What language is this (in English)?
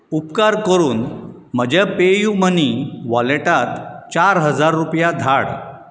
Konkani